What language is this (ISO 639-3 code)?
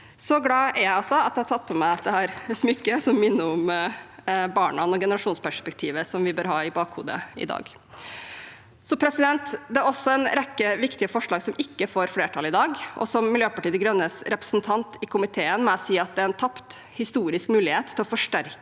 nor